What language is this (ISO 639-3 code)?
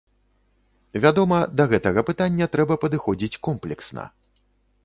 bel